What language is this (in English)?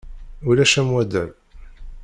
Kabyle